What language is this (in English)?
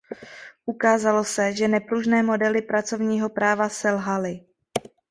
Czech